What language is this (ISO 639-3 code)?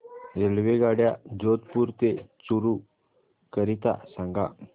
mar